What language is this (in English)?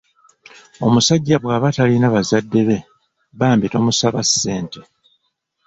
Ganda